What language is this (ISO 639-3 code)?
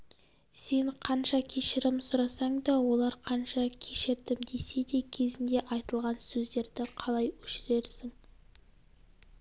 kaz